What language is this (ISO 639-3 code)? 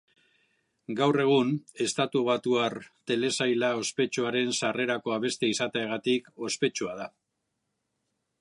eus